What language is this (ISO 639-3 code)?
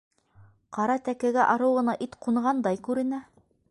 bak